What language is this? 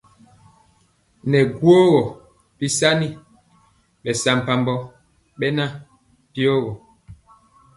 Mpiemo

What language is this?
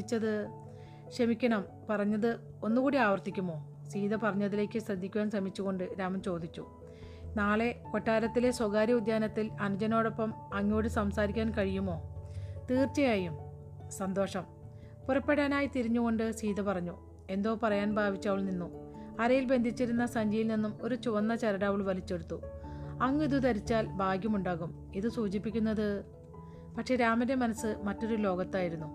Malayalam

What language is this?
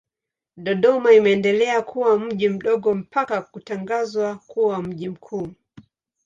Swahili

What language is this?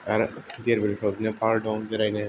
Bodo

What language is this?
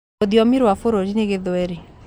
Kikuyu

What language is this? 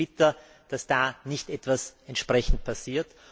German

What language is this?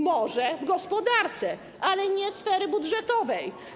Polish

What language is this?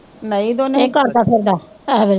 Punjabi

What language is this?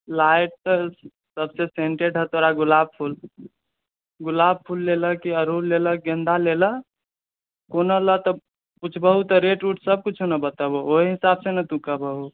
Maithili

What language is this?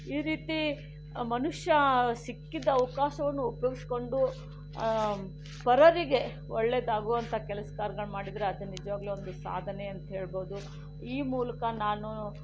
Kannada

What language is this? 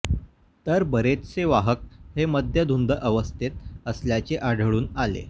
Marathi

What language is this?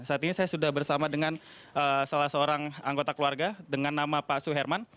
Indonesian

